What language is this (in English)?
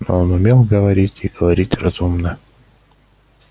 Russian